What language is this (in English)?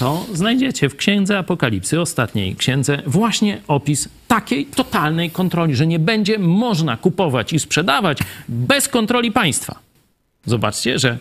Polish